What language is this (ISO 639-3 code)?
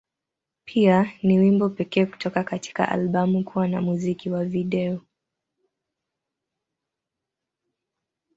swa